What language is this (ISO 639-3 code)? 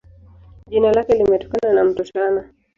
swa